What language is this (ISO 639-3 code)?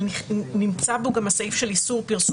heb